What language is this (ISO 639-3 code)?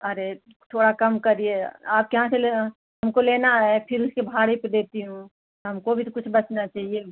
hin